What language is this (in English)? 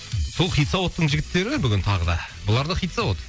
Kazakh